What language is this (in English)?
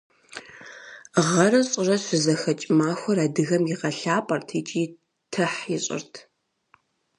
Kabardian